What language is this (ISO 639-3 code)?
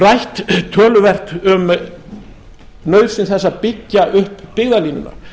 isl